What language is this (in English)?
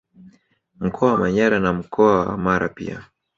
Swahili